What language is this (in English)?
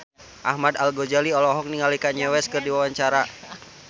Sundanese